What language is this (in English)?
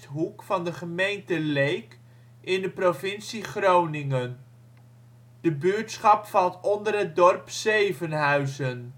Dutch